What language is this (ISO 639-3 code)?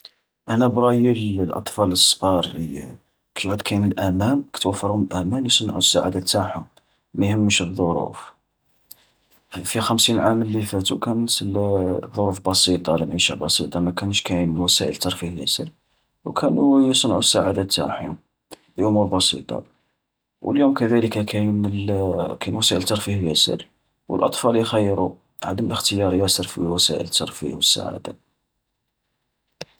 arq